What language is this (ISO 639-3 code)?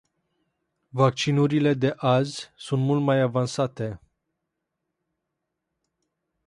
ron